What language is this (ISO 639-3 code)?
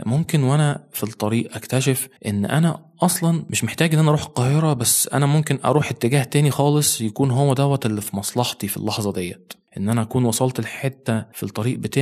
ara